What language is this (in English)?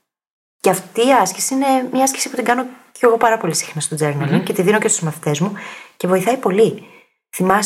Greek